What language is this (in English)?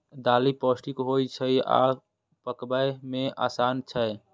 Maithili